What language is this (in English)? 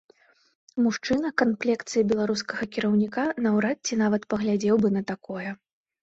Belarusian